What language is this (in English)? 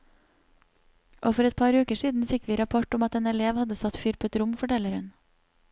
Norwegian